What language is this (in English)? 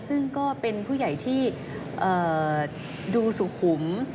Thai